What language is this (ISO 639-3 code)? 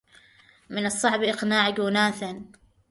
ara